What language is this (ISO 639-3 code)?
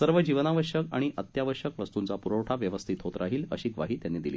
mar